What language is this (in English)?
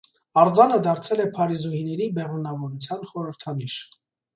Armenian